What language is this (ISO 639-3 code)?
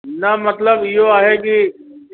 snd